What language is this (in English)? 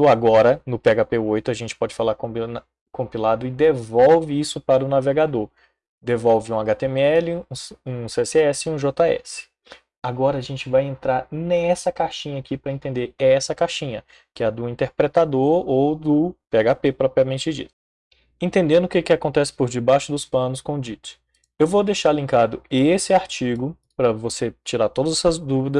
Portuguese